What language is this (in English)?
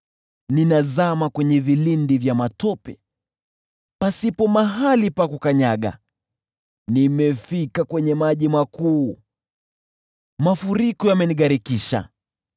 Swahili